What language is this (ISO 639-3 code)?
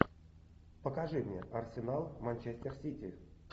rus